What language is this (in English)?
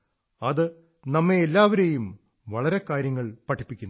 Malayalam